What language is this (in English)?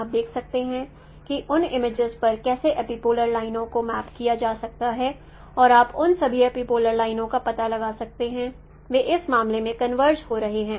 Hindi